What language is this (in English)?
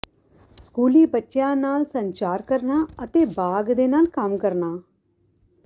Punjabi